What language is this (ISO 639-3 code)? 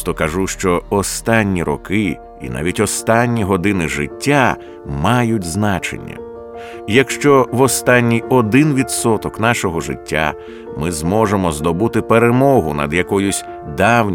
ukr